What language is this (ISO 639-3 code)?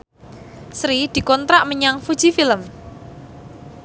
jav